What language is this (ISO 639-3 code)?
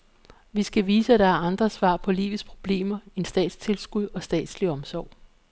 dan